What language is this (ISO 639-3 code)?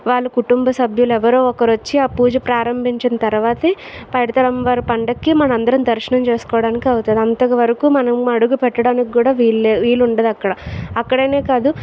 tel